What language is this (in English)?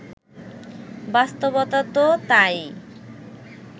Bangla